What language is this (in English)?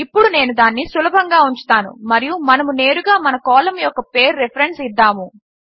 Telugu